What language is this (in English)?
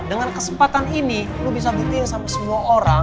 Indonesian